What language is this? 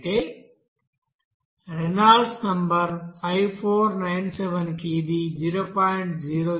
Telugu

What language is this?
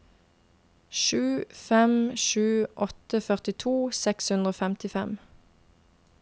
Norwegian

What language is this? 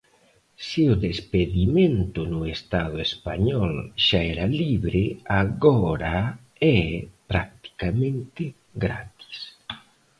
Galician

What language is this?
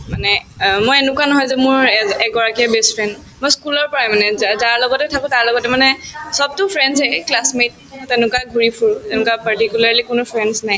Assamese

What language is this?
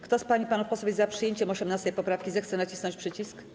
Polish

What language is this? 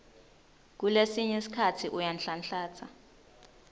Swati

